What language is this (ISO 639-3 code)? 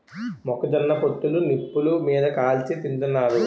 tel